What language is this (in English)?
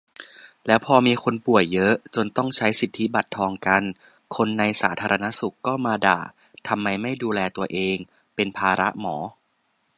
Thai